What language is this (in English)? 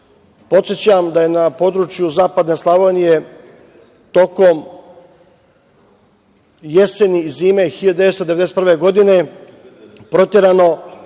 Serbian